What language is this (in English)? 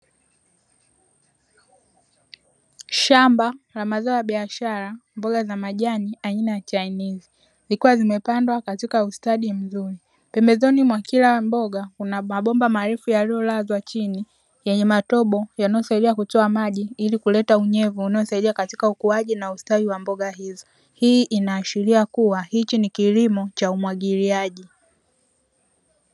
Swahili